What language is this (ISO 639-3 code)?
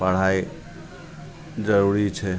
mai